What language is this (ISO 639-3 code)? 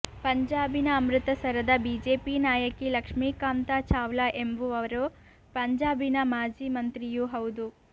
kan